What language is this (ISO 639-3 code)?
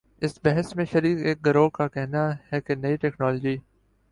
urd